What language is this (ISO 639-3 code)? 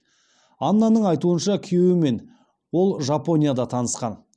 kaz